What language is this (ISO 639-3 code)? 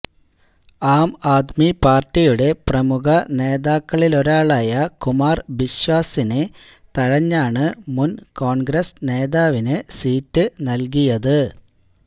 mal